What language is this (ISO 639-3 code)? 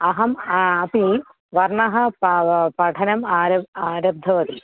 san